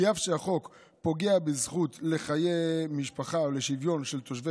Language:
Hebrew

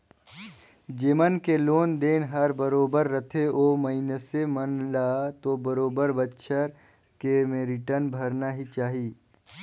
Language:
Chhattisgarhi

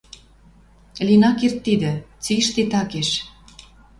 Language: Western Mari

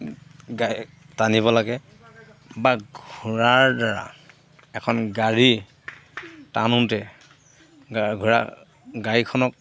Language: Assamese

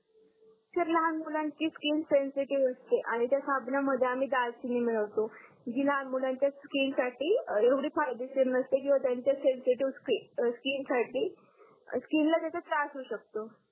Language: Marathi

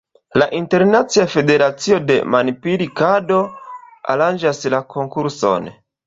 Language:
Esperanto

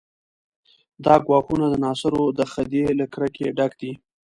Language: Pashto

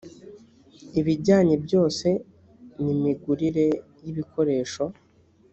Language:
Kinyarwanda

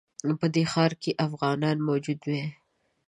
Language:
Pashto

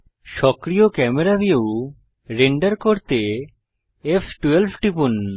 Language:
Bangla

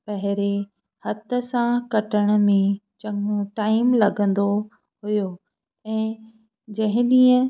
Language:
Sindhi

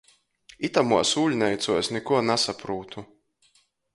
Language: Latgalian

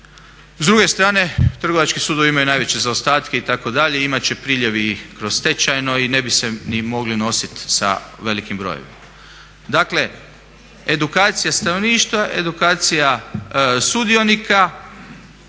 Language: Croatian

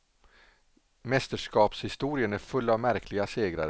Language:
Swedish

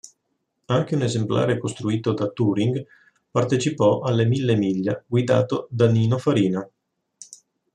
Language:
Italian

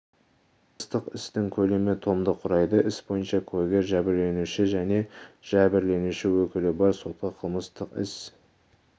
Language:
Kazakh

